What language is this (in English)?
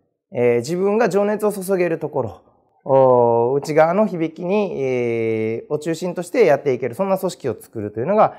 Japanese